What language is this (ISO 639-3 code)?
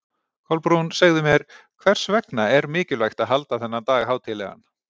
isl